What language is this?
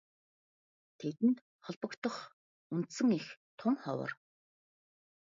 Mongolian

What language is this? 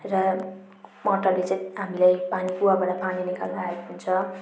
Nepali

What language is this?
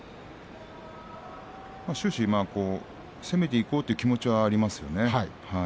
Japanese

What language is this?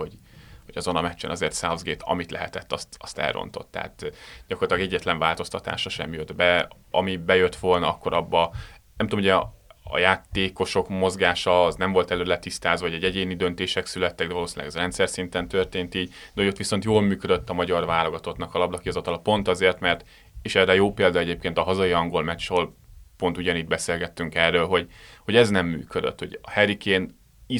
Hungarian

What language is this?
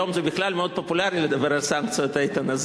Hebrew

